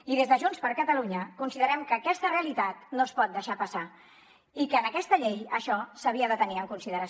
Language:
Catalan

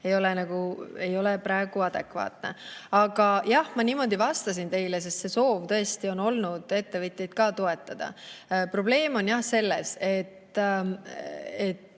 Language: Estonian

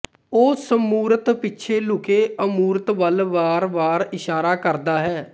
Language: Punjabi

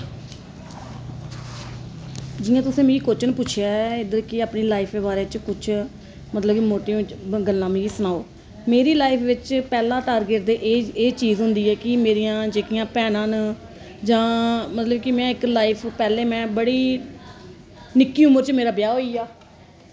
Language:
Dogri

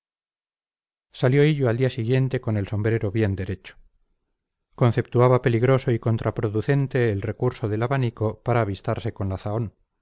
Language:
Spanish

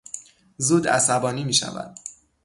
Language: Persian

